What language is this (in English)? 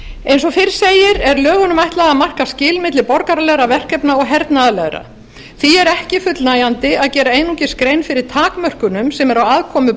Icelandic